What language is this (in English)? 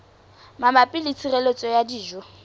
Southern Sotho